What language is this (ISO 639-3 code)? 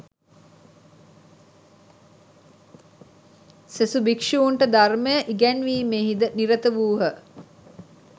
sin